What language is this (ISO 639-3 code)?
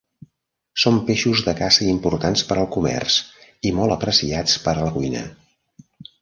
cat